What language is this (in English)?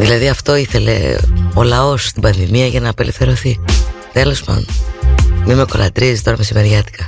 Greek